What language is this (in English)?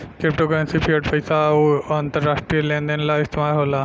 Bhojpuri